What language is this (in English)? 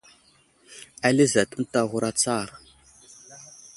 Wuzlam